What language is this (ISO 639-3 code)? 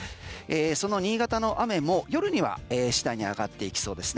jpn